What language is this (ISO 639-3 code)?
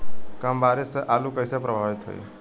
bho